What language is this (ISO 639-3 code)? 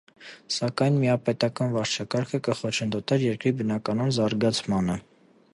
hye